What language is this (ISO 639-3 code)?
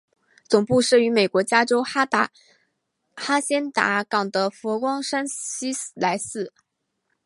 zho